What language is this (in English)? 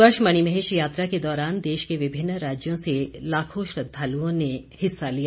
Hindi